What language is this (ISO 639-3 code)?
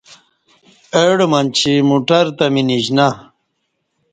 bsh